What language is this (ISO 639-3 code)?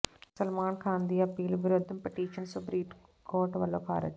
pan